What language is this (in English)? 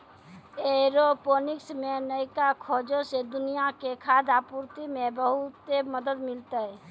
Maithili